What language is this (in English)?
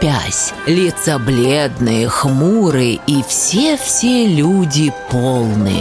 Russian